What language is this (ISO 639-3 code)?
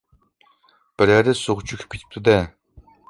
uig